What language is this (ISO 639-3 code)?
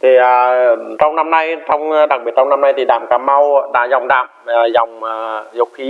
vie